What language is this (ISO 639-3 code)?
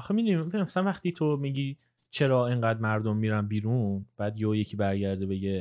fas